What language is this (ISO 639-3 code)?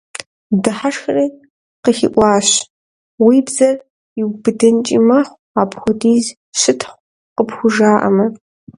kbd